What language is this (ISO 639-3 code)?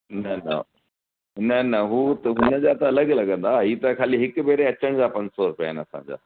snd